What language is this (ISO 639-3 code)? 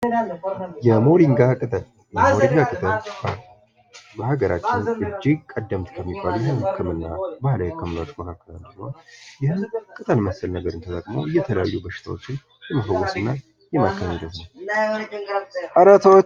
amh